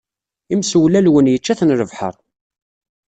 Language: Kabyle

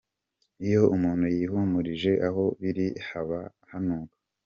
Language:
Kinyarwanda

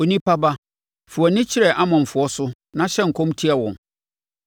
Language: Akan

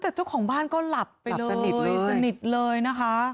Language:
Thai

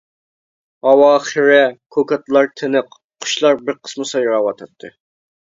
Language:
Uyghur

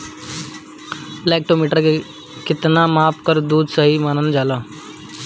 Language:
Bhojpuri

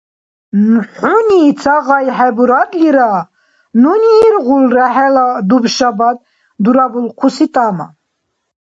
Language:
Dargwa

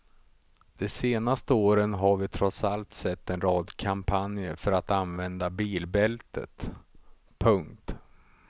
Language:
Swedish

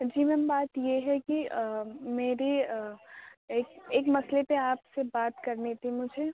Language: Urdu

